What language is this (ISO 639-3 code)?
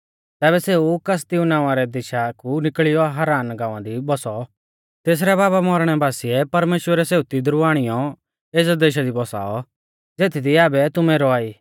bfz